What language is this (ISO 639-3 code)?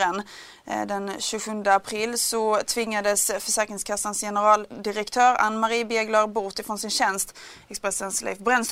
swe